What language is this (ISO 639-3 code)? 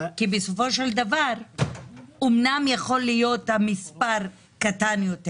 heb